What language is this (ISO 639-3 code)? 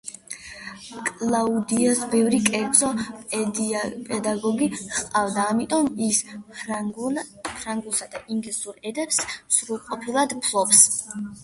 kat